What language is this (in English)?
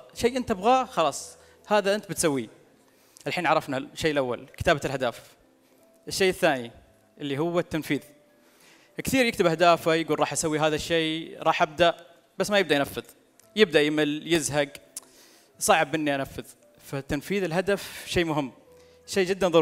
Arabic